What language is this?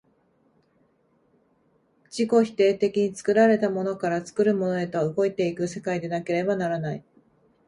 Japanese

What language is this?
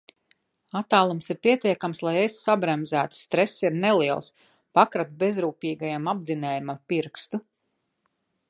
Latvian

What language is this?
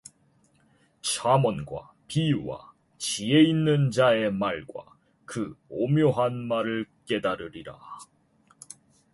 Korean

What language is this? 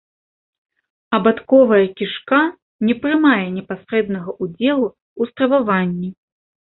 Belarusian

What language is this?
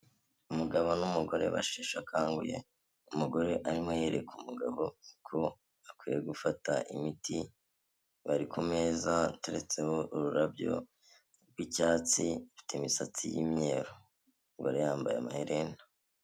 Kinyarwanda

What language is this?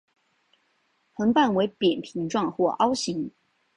Chinese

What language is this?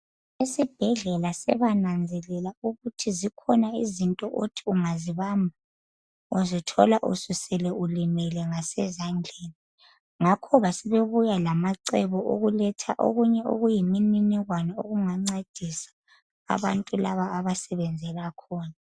North Ndebele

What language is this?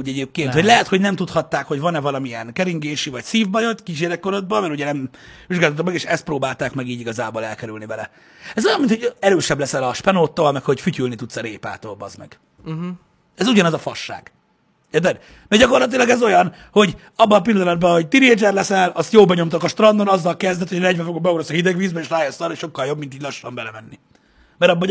Hungarian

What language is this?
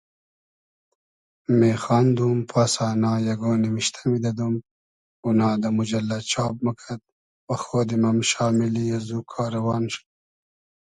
Hazaragi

